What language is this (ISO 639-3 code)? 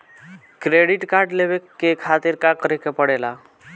bho